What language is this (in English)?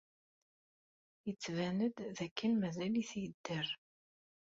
Kabyle